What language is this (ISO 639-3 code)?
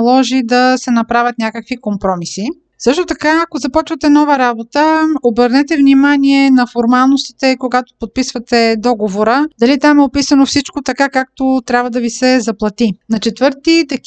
bul